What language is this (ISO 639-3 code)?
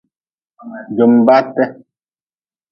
nmz